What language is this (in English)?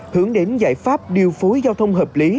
Vietnamese